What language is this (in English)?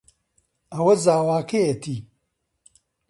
Central Kurdish